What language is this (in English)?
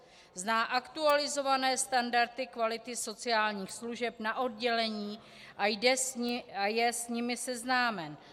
Czech